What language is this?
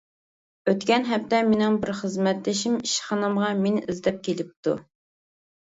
Uyghur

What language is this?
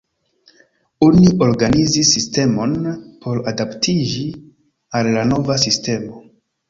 Esperanto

